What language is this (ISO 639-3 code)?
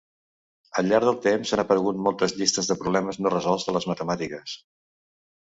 cat